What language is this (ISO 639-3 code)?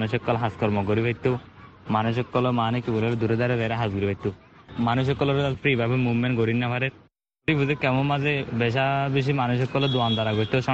ben